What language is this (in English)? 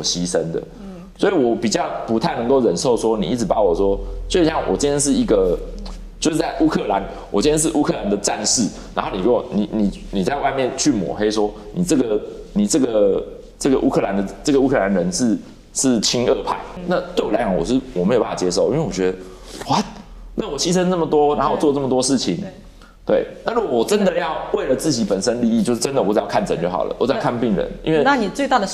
Chinese